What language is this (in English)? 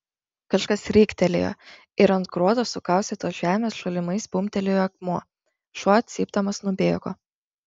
Lithuanian